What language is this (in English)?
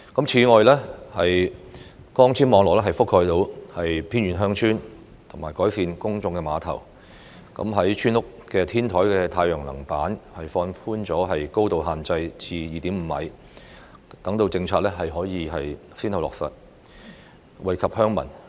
Cantonese